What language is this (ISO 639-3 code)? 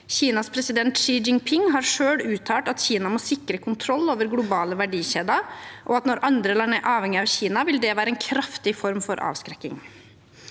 nor